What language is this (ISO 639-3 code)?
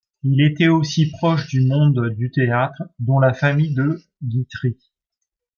fra